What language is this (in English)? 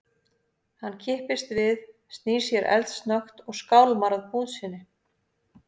Icelandic